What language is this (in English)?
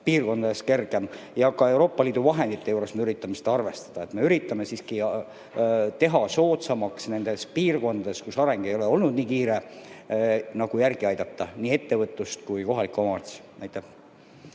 Estonian